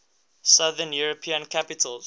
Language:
English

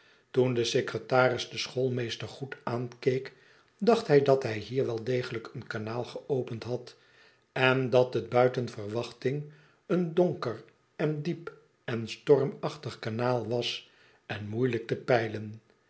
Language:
Dutch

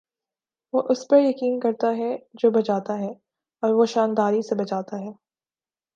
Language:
Urdu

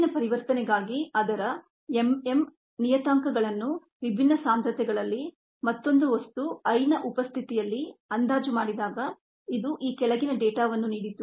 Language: Kannada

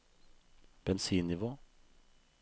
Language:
Norwegian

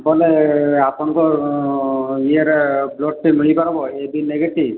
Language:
Odia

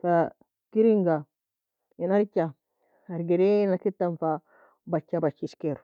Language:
Nobiin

